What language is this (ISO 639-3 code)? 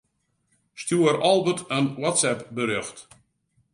fry